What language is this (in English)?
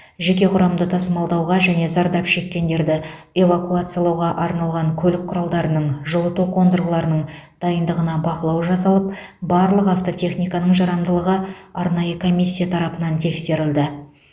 Kazakh